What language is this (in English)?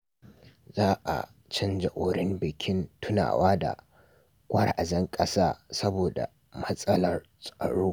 Hausa